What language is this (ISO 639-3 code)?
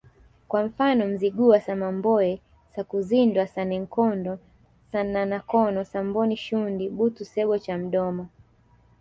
swa